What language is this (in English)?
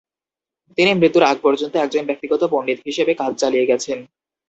Bangla